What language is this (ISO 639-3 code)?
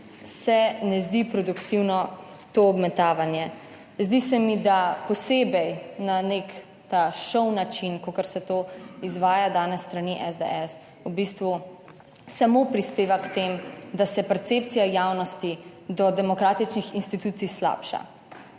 slv